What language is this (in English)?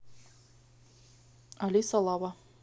Russian